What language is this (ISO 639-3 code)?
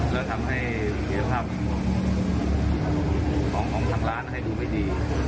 tha